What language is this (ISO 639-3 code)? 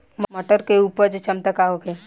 bho